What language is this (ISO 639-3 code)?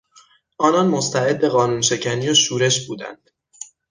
fas